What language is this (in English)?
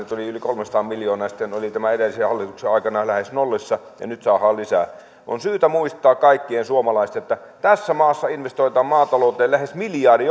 Finnish